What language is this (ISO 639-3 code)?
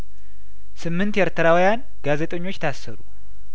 amh